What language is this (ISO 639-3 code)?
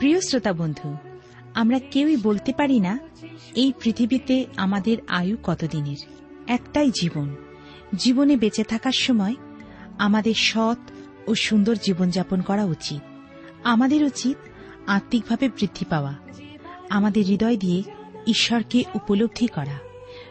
ben